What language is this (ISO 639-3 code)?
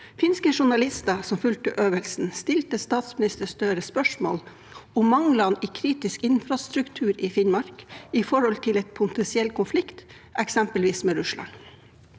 nor